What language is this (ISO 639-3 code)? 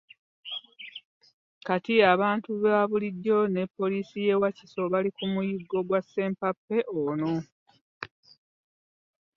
lug